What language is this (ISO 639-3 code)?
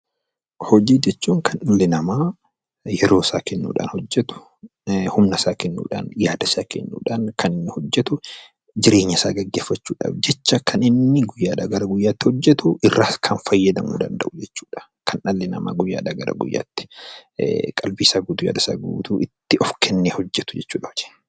orm